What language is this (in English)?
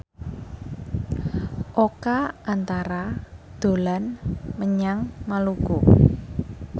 Javanese